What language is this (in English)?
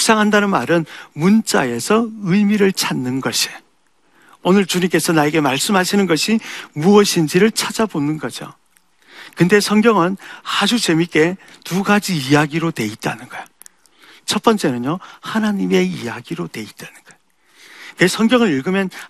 Korean